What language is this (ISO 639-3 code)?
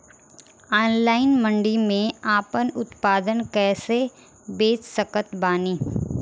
bho